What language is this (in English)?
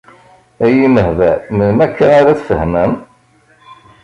Kabyle